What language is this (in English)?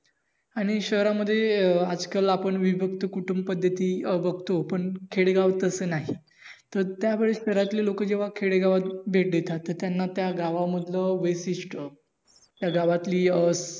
Marathi